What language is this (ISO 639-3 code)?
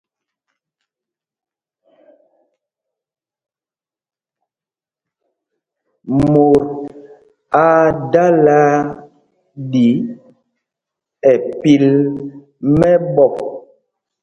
mgg